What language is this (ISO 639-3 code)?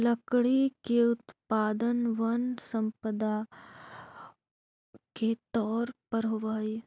mag